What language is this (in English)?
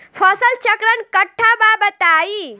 Bhojpuri